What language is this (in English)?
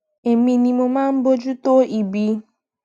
Yoruba